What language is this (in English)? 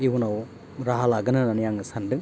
Bodo